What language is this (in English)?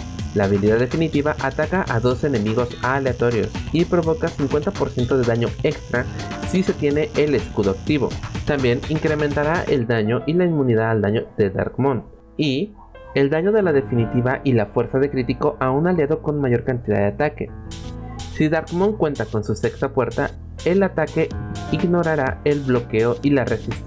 Spanish